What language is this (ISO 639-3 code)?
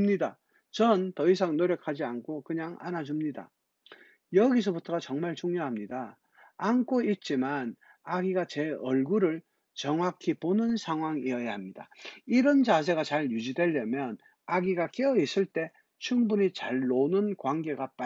kor